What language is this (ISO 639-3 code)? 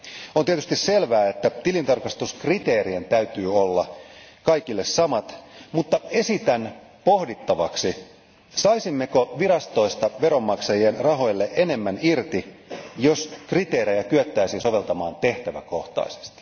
fin